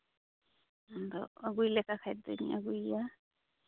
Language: Santali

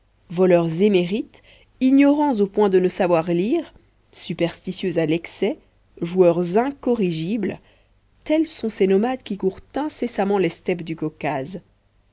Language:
French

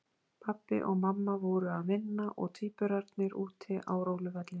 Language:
Icelandic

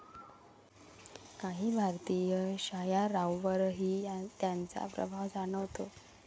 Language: Marathi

